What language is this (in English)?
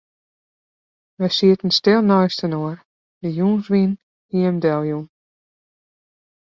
Western Frisian